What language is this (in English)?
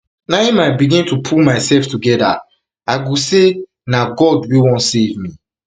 Nigerian Pidgin